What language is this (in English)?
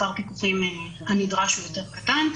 Hebrew